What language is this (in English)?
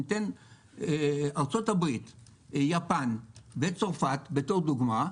Hebrew